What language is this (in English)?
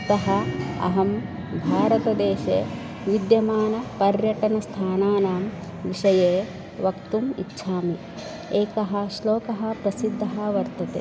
Sanskrit